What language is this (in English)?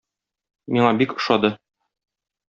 Tatar